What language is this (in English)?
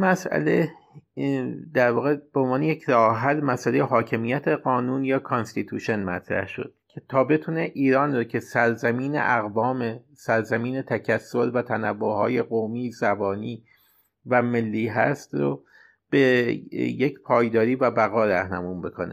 Persian